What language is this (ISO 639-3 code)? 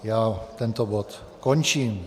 ces